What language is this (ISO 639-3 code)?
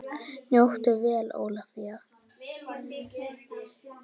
isl